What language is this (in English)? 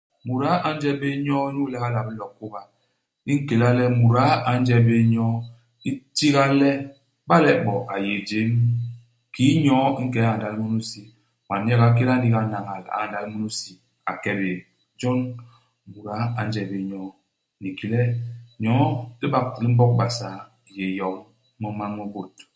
Basaa